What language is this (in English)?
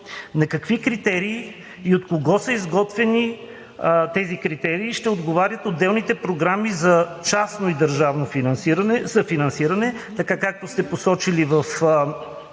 Bulgarian